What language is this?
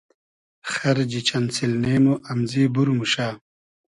Hazaragi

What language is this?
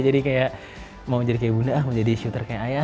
Indonesian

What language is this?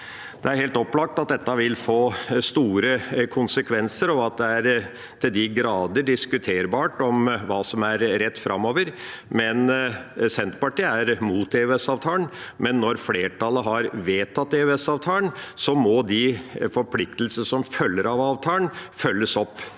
Norwegian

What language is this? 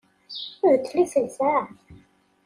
Kabyle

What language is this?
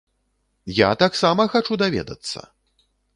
Belarusian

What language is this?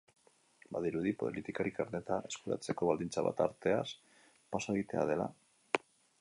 Basque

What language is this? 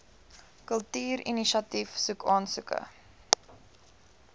Afrikaans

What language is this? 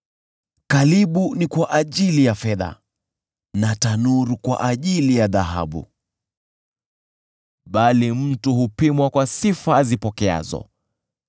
Swahili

